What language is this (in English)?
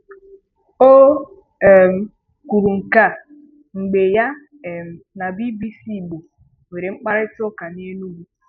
Igbo